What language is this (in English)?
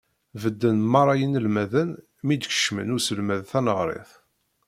Kabyle